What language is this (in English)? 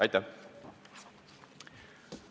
Estonian